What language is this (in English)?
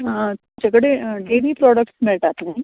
Konkani